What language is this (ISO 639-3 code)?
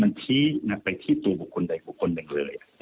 tha